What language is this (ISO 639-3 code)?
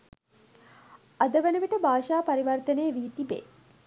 sin